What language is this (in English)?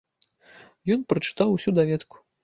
Belarusian